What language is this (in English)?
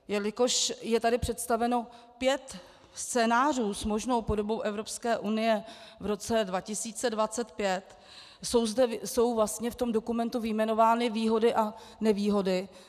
Czech